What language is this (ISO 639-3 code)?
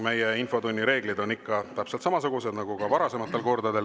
est